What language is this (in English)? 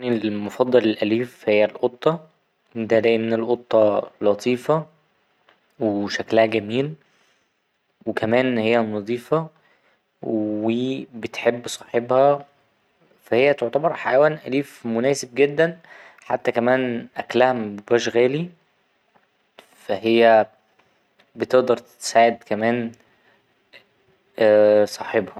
Egyptian Arabic